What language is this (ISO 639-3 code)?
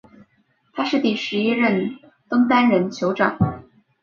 zho